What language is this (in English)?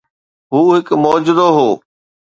Sindhi